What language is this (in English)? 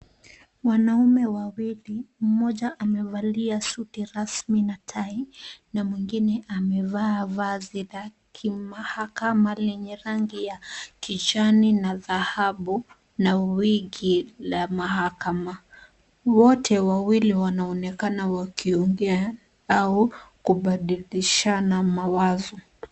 Swahili